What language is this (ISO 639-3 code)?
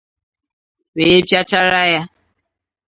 ibo